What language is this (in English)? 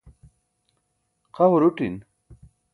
Burushaski